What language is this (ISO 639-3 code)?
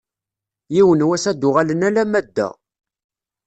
kab